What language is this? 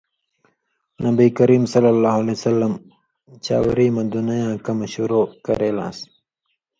Indus Kohistani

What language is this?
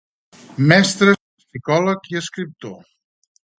Catalan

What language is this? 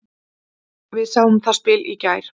Icelandic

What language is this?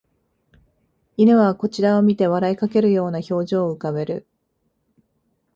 Japanese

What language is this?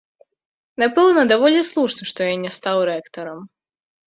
Belarusian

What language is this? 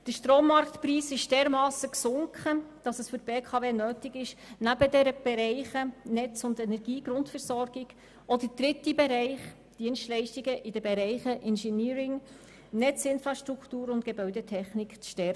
Swiss German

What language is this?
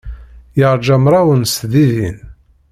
Kabyle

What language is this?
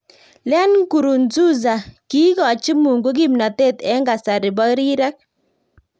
Kalenjin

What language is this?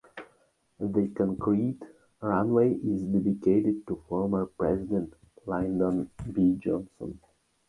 English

